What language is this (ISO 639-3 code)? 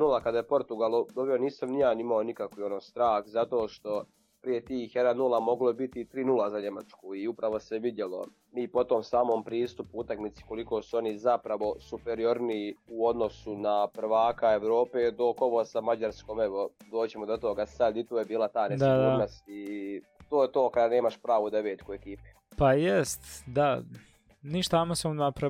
hrv